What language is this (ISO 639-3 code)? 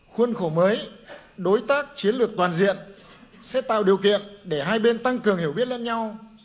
vie